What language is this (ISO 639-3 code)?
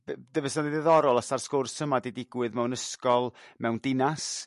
cym